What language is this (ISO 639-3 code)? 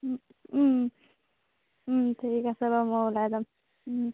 asm